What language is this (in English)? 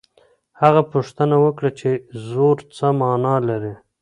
Pashto